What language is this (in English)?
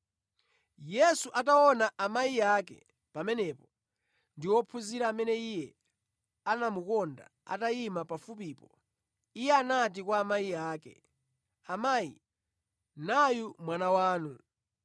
Nyanja